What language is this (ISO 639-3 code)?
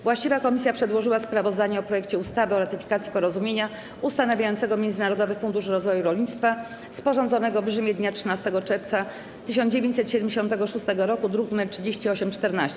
pol